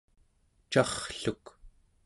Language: Central Yupik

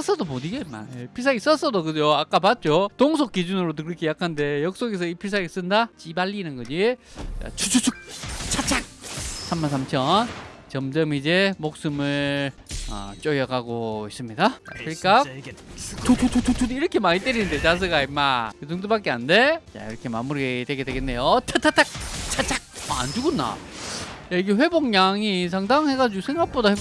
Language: Korean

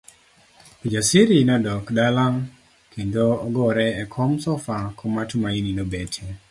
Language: Luo (Kenya and Tanzania)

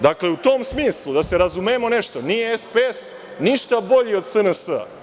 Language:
Serbian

